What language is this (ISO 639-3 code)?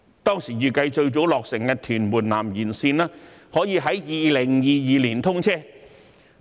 yue